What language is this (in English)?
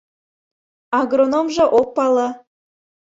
Mari